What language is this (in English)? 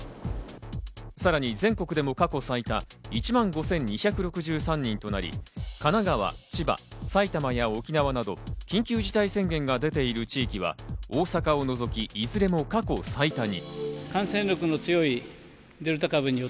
Japanese